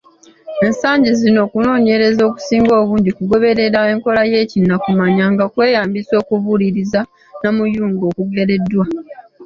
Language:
Ganda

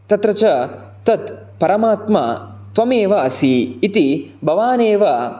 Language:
Sanskrit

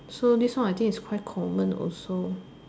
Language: English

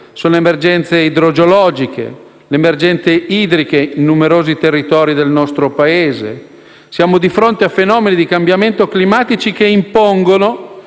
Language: Italian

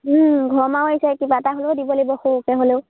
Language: Assamese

